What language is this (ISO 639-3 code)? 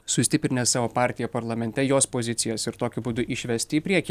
lit